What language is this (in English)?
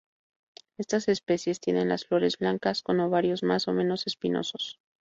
Spanish